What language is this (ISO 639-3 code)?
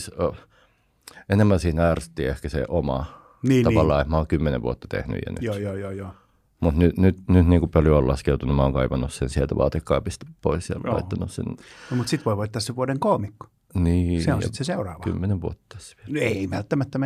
fin